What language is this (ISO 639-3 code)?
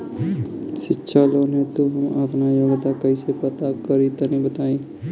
bho